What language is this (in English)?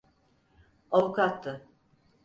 Turkish